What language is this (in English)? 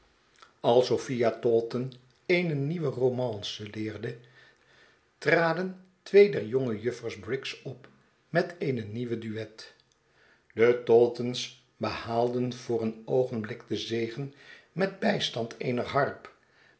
Dutch